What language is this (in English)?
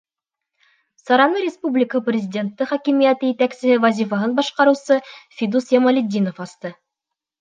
Bashkir